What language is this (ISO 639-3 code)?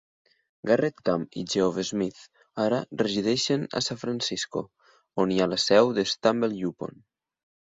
cat